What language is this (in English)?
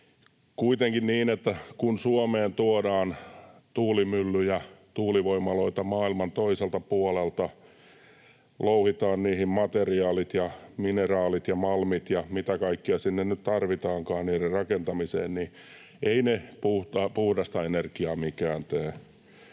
Finnish